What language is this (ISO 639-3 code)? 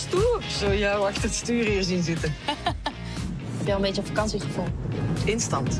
nld